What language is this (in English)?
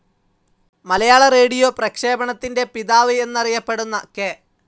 Malayalam